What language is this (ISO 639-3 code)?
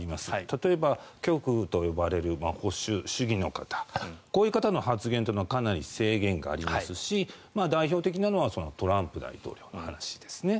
jpn